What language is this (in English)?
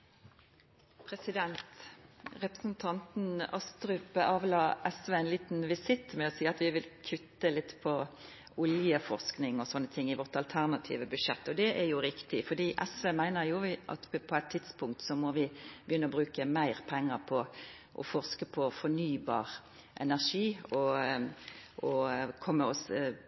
Norwegian